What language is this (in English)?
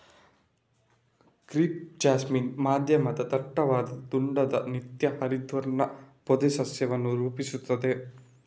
Kannada